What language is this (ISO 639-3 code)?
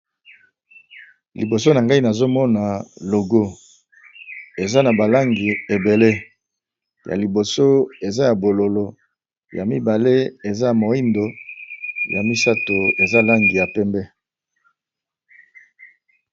lin